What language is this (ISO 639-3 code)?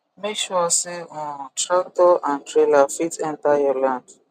pcm